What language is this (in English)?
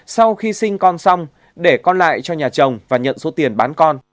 Vietnamese